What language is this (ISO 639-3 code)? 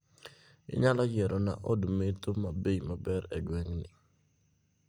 luo